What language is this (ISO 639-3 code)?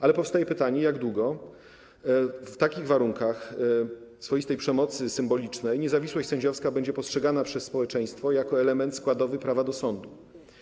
pol